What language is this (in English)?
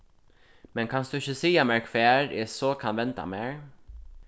Faroese